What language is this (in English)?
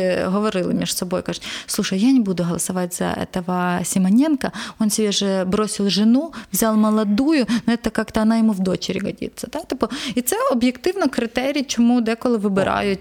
Ukrainian